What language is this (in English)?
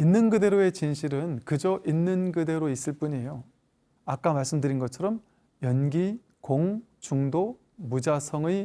Korean